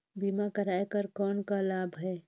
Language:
Chhattisgarhi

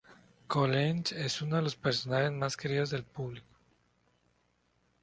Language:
Spanish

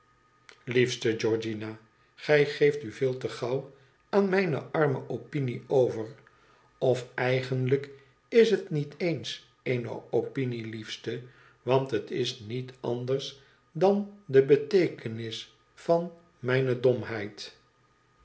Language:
Dutch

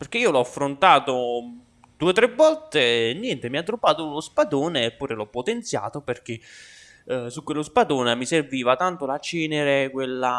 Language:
Italian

